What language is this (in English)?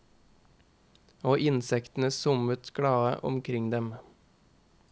Norwegian